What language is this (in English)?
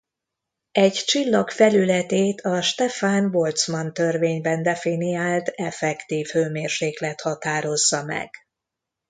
Hungarian